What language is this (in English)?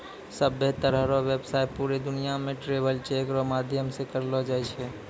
Maithili